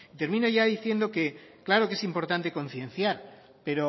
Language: Spanish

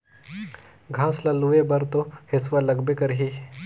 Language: Chhattisgarhi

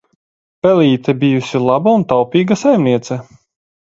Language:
Latvian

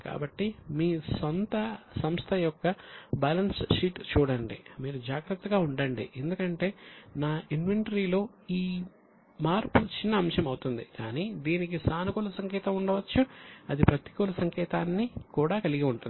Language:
Telugu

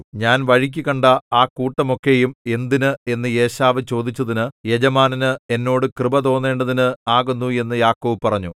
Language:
Malayalam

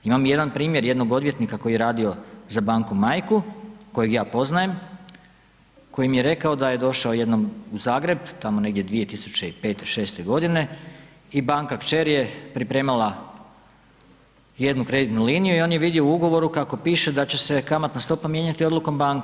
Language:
Croatian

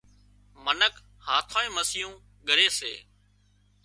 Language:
Wadiyara Koli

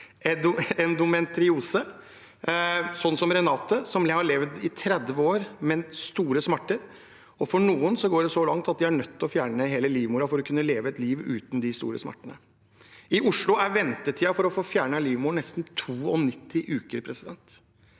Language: Norwegian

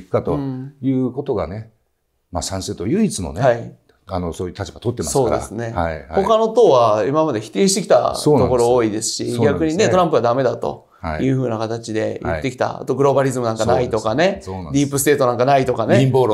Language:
Japanese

